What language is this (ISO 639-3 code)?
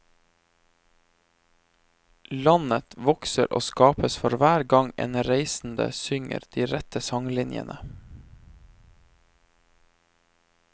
nor